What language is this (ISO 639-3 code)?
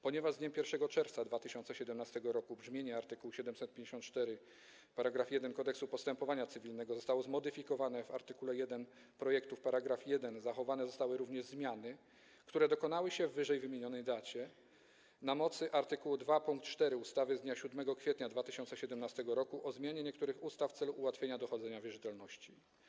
pol